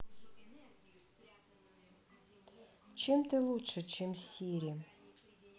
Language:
Russian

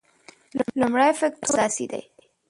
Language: Pashto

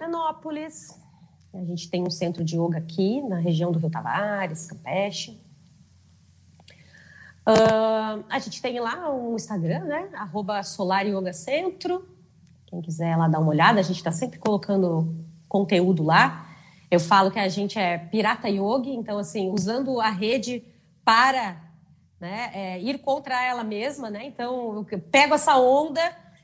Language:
Portuguese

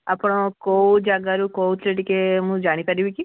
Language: Odia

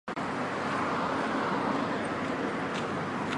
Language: Chinese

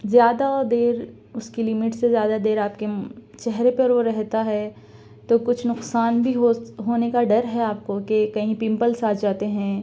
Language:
Urdu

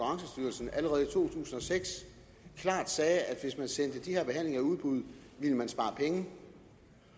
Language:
Danish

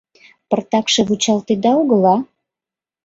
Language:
Mari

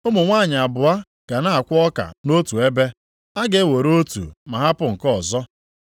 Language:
Igbo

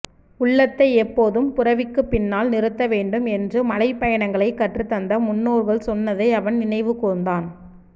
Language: Tamil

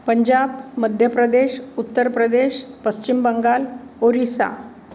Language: Marathi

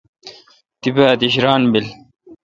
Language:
Kalkoti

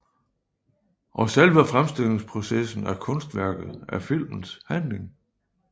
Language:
Danish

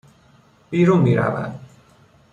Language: Persian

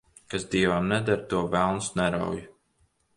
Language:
Latvian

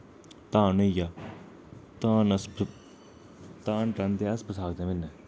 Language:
Dogri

